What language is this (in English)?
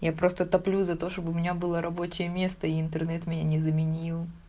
Russian